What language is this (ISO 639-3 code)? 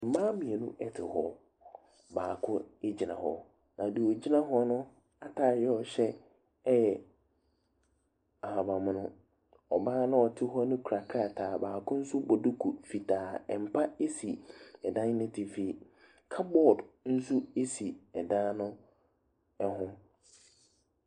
aka